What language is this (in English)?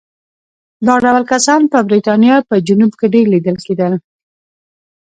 Pashto